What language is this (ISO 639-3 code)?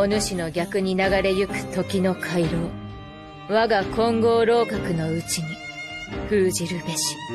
jpn